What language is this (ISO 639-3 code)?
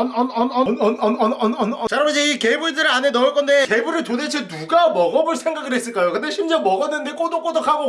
kor